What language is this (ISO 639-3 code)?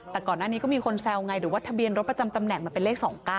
tha